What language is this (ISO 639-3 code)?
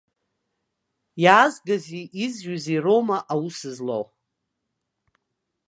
abk